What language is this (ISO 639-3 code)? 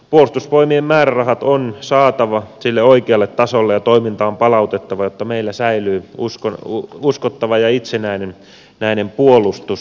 fin